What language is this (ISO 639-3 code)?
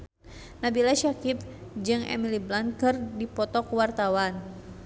sun